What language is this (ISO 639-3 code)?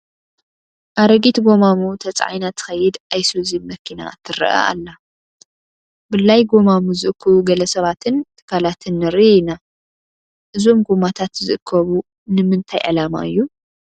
tir